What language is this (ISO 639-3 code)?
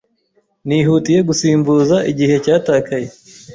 kin